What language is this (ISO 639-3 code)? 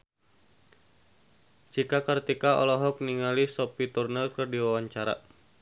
sun